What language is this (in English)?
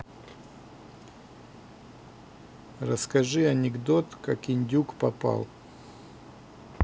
Russian